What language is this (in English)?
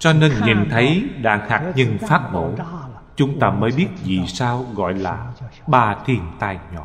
Vietnamese